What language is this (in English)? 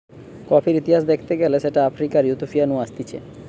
Bangla